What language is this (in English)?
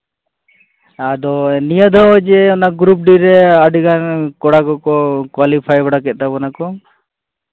Santali